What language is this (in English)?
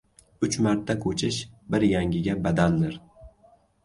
Uzbek